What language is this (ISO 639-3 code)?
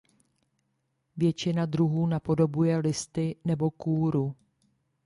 ces